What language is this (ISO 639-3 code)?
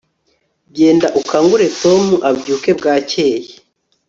kin